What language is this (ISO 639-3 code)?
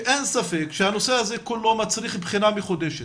heb